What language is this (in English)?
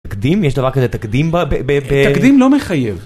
Hebrew